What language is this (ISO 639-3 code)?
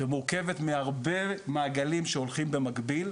heb